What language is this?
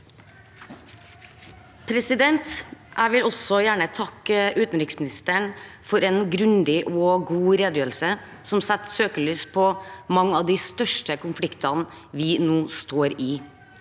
Norwegian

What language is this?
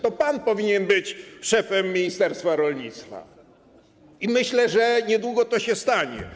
Polish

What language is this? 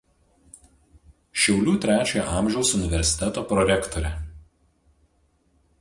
Lithuanian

